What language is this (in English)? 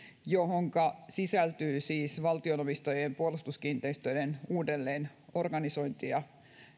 Finnish